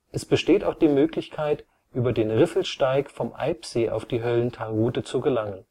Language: German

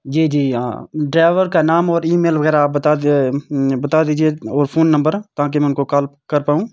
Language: Urdu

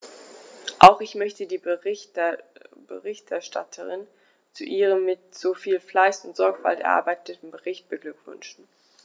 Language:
German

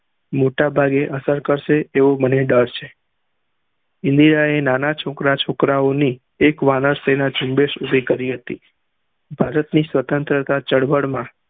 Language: Gujarati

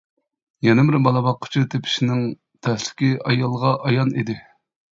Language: Uyghur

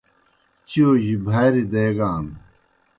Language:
Kohistani Shina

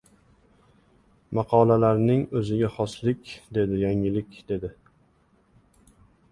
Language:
Uzbek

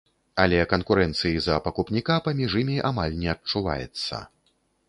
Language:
Belarusian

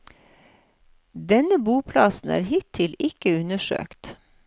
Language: Norwegian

